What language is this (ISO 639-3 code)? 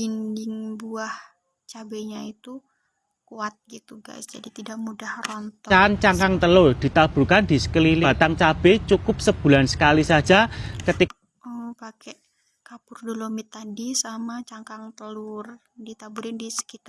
ind